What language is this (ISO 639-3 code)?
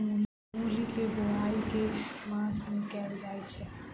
mai